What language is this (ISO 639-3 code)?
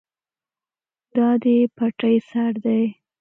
pus